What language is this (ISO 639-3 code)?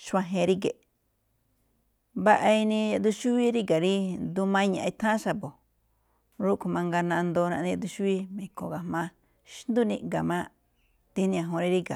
tcf